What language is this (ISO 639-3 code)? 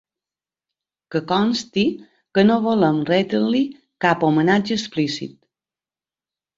cat